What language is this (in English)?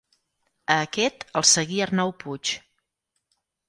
Catalan